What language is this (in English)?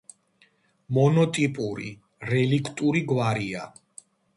Georgian